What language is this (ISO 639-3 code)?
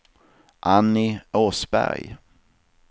swe